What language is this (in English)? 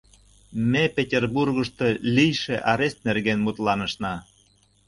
Mari